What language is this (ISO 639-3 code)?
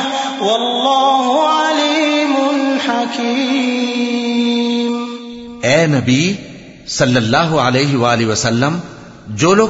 ara